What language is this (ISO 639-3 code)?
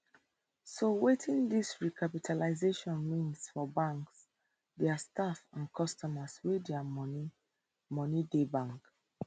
pcm